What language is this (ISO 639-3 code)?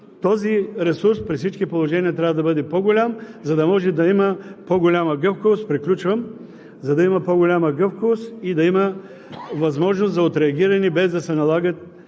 bul